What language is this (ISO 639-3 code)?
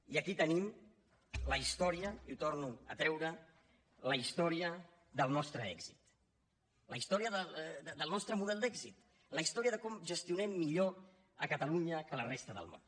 cat